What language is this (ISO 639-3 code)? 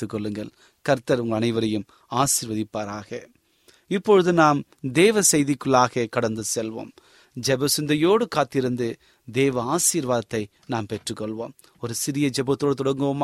tam